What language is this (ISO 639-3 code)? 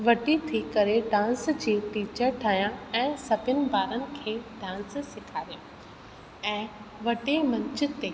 snd